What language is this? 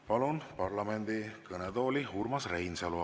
Estonian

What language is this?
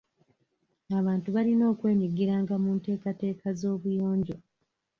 Ganda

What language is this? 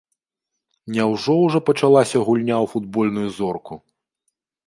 Belarusian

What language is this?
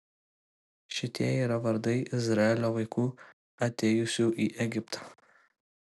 Lithuanian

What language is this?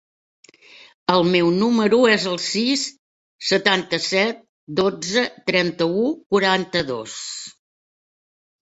Catalan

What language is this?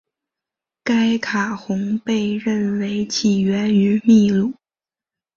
Chinese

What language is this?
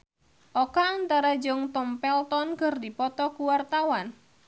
Sundanese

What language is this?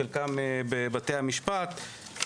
Hebrew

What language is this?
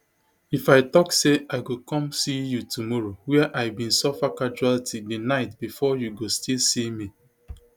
Nigerian Pidgin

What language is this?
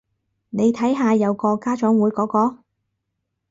Cantonese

